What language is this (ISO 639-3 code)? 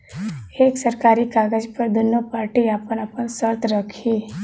bho